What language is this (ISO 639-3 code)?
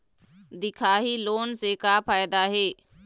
hne